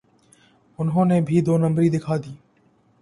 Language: Urdu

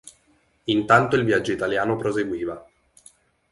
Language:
Italian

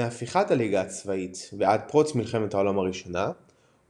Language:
Hebrew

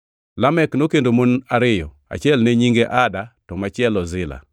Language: Luo (Kenya and Tanzania)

